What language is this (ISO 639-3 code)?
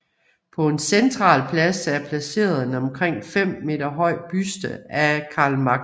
dan